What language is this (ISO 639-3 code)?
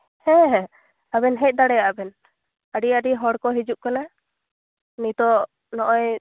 sat